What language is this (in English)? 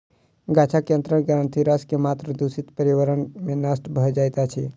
Maithili